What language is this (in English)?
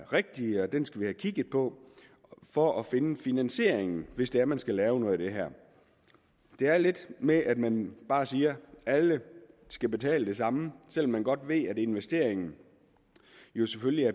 Danish